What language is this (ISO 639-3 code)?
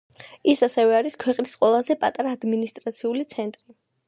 kat